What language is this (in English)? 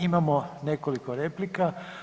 Croatian